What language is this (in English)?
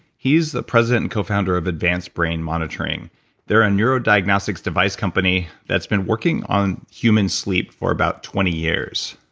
English